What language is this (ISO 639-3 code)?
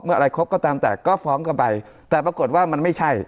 tha